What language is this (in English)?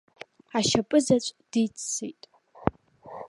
Abkhazian